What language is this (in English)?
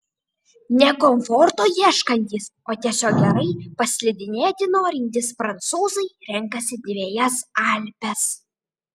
Lithuanian